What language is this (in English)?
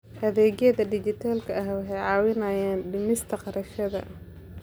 Somali